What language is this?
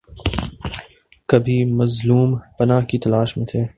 Urdu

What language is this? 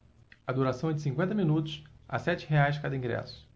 Portuguese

